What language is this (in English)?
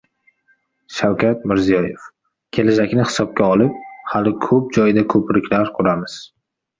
Uzbek